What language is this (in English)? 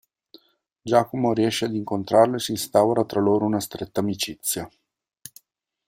Italian